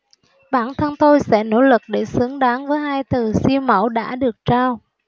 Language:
Vietnamese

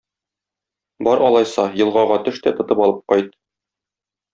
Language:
Tatar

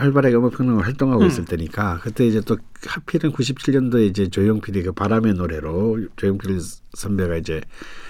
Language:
Korean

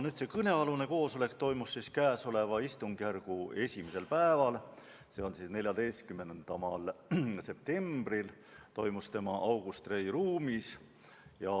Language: Estonian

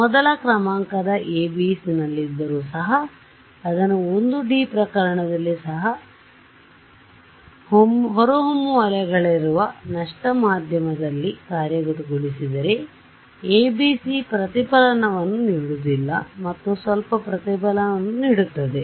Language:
Kannada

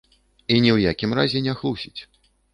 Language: Belarusian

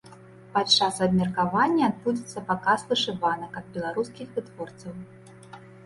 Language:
Belarusian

